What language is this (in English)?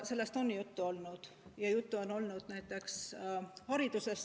Estonian